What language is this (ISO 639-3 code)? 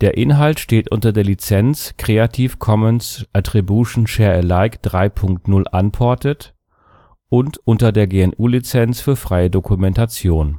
deu